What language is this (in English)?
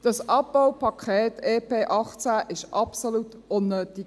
Swiss German